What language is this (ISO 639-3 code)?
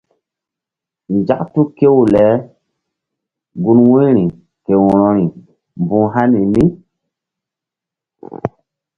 mdd